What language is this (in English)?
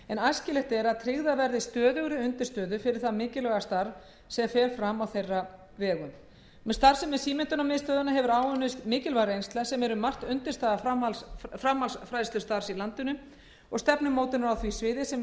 Icelandic